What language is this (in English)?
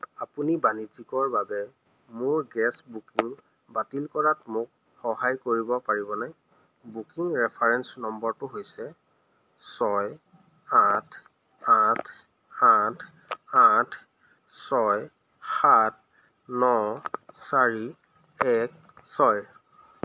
Assamese